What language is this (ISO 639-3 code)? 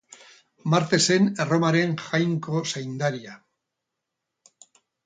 eus